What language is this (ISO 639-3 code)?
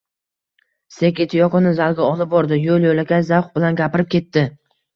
uzb